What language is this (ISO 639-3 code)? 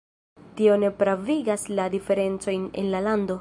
epo